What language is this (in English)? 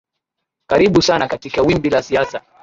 Swahili